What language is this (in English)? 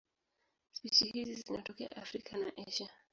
Swahili